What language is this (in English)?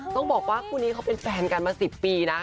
Thai